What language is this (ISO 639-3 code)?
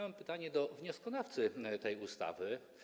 pol